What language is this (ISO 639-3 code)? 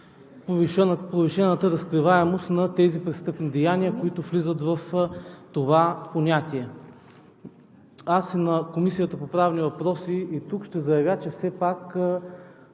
bul